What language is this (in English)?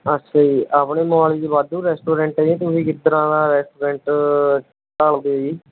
Punjabi